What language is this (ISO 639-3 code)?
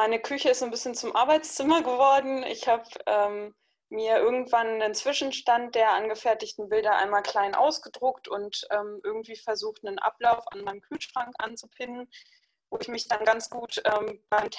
deu